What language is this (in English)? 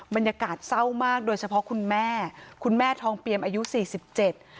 Thai